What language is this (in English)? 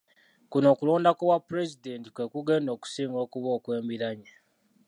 Ganda